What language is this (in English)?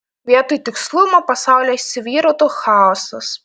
Lithuanian